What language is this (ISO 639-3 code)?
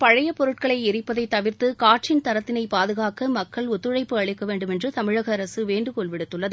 tam